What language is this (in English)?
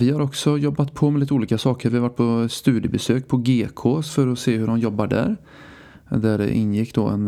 Swedish